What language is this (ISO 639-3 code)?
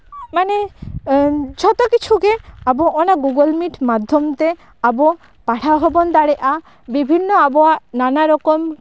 sat